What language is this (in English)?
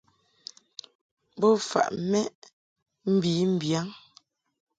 Mungaka